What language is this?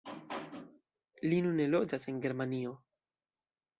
Esperanto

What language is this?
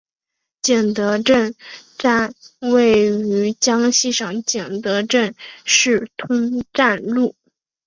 Chinese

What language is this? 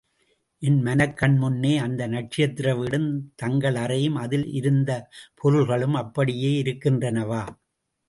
Tamil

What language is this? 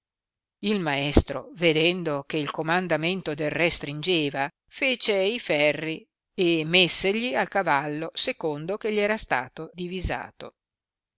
Italian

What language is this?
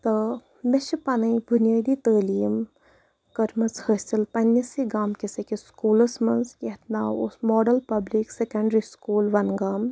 Kashmiri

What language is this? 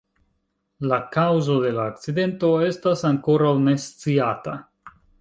Esperanto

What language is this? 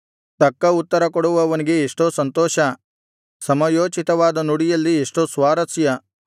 Kannada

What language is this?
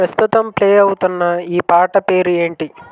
Telugu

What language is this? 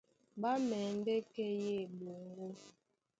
Duala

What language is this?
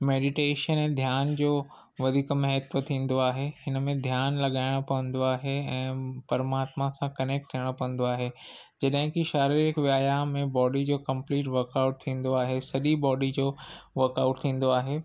Sindhi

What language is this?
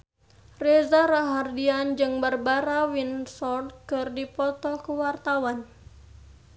Sundanese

